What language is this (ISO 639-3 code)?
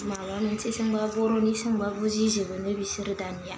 brx